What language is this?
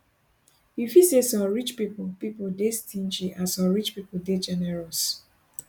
Nigerian Pidgin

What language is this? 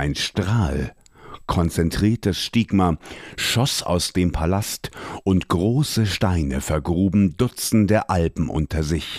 German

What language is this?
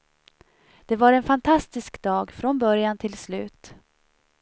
Swedish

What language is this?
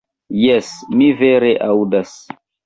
Esperanto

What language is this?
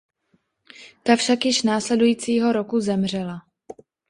Czech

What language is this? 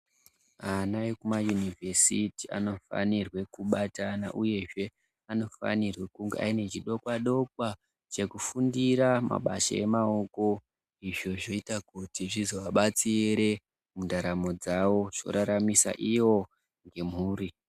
Ndau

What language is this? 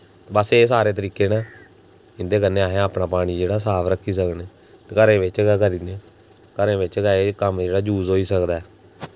Dogri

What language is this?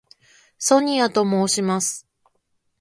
Japanese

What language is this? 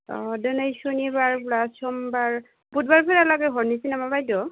Bodo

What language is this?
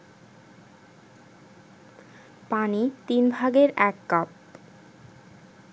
Bangla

